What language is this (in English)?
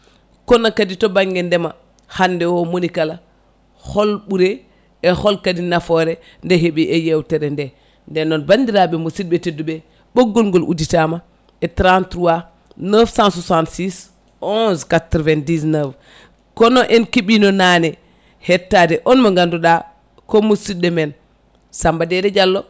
Fula